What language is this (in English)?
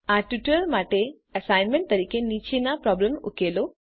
Gujarati